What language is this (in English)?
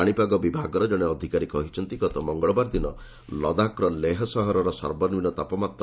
Odia